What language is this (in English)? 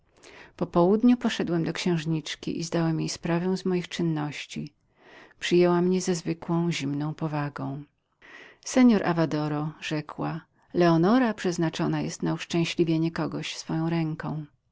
Polish